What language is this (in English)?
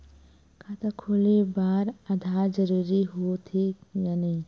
Chhattisgarhi